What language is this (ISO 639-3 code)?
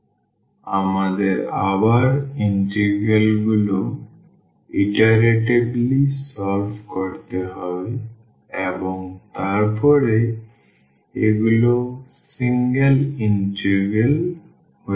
ben